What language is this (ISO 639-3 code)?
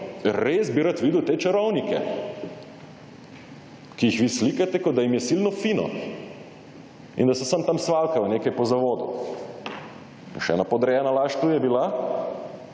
slv